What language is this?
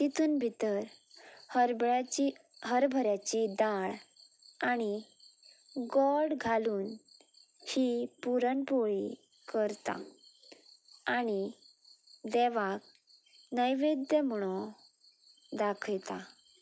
Konkani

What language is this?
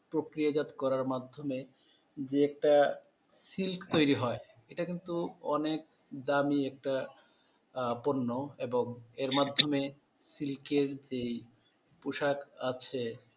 Bangla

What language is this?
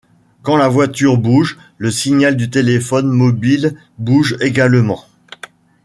French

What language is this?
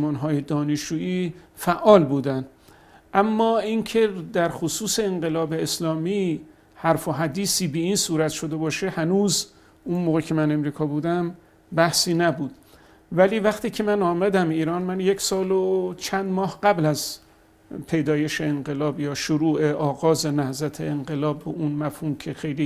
Persian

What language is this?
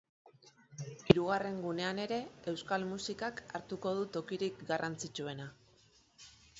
Basque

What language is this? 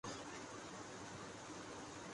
Urdu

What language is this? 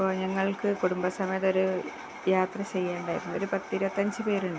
Malayalam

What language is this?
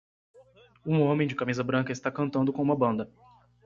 Portuguese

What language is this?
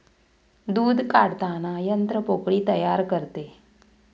Marathi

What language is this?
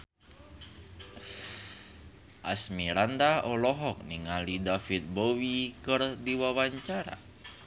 Sundanese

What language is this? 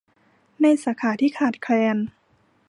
Thai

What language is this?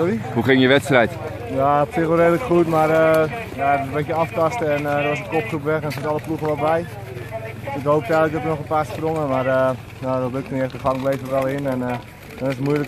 Dutch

